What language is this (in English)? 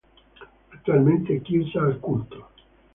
Italian